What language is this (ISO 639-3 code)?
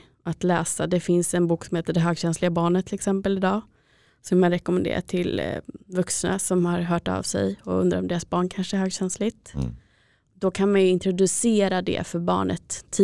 swe